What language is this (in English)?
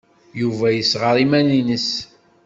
Kabyle